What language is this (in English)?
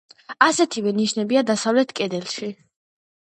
Georgian